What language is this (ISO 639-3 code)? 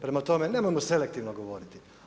hrv